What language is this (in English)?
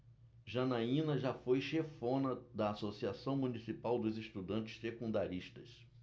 Portuguese